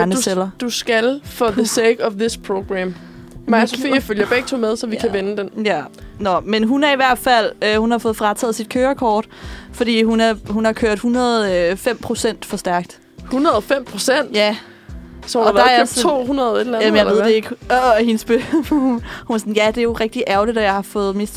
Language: Danish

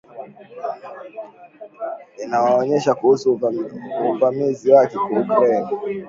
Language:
Swahili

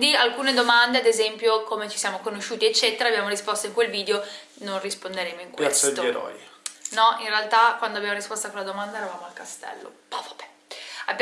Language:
Italian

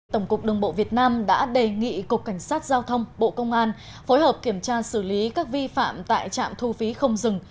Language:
Vietnamese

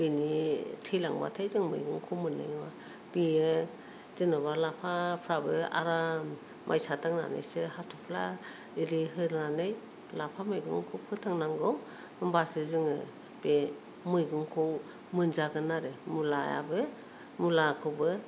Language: Bodo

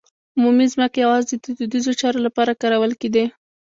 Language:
Pashto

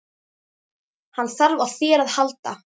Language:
Icelandic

